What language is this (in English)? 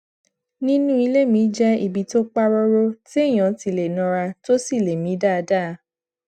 Yoruba